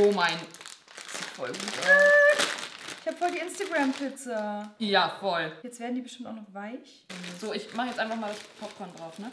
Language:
German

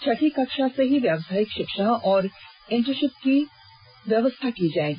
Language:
Hindi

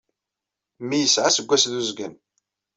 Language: Kabyle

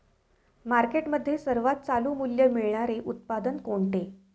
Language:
Marathi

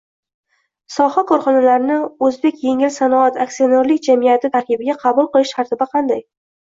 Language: Uzbek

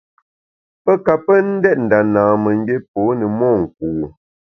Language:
Bamun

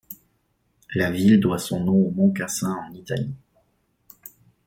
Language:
French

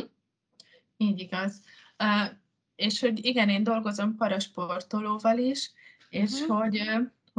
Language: Hungarian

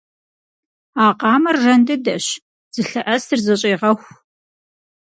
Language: Kabardian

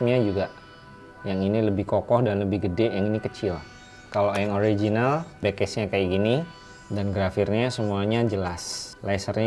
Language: Indonesian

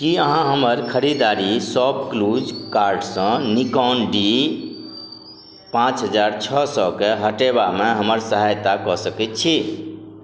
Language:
Maithili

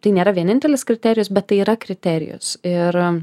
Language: Lithuanian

